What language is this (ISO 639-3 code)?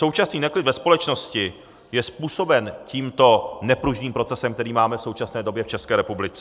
ces